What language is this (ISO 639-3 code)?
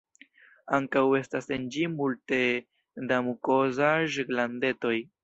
epo